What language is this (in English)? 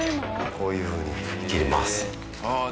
Japanese